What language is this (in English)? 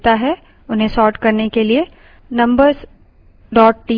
Hindi